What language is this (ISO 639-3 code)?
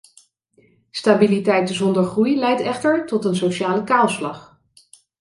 nld